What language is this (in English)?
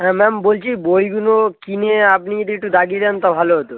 Bangla